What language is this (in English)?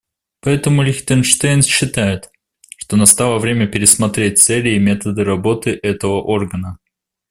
Russian